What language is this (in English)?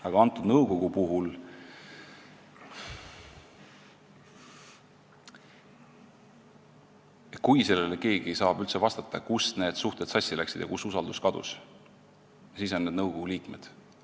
Estonian